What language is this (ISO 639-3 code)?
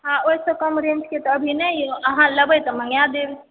mai